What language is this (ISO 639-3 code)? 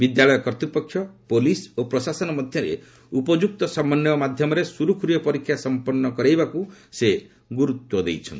ori